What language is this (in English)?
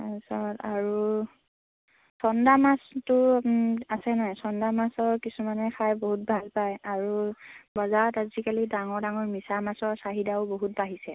Assamese